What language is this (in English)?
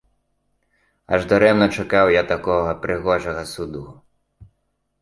Belarusian